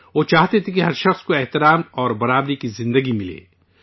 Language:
Urdu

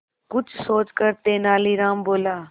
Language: Hindi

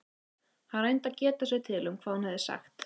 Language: Icelandic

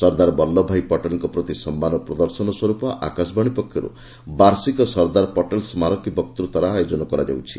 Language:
Odia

